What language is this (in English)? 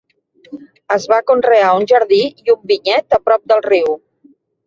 Catalan